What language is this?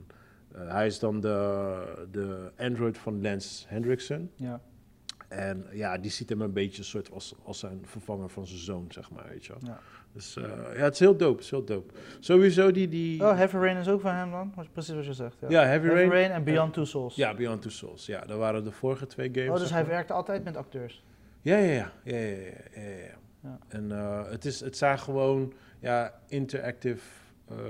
Dutch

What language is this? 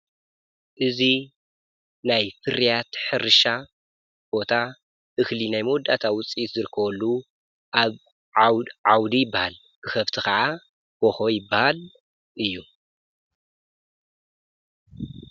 Tigrinya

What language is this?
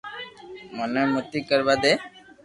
Loarki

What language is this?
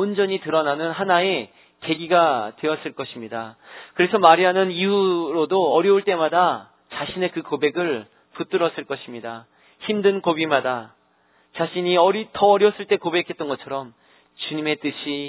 Korean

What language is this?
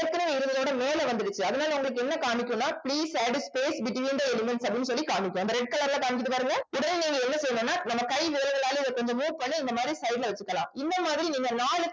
Tamil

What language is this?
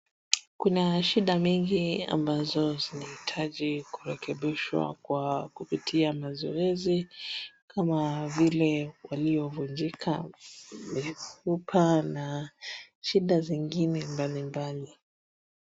Swahili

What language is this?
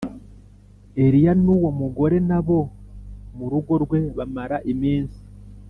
Kinyarwanda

